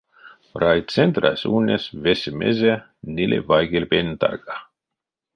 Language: Erzya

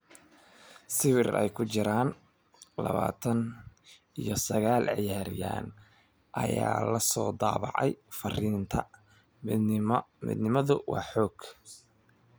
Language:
Somali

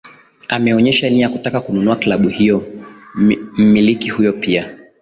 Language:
Swahili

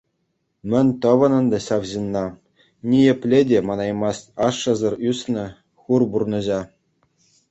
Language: Chuvash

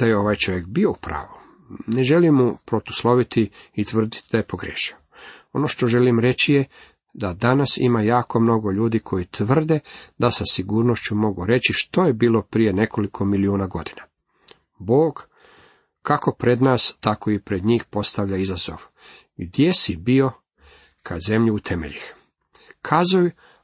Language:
Croatian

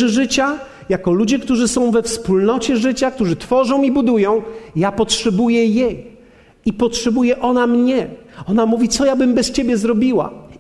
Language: Polish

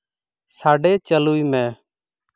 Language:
Santali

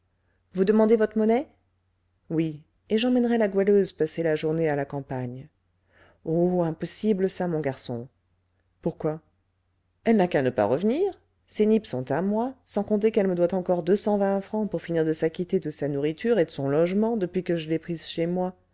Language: French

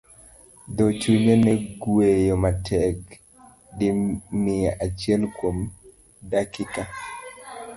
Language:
Luo (Kenya and Tanzania)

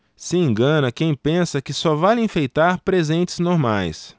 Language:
Portuguese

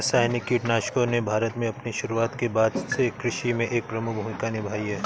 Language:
Hindi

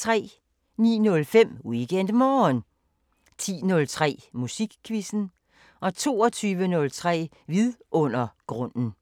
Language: Danish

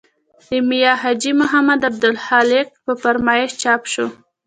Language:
Pashto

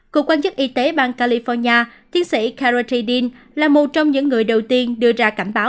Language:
Vietnamese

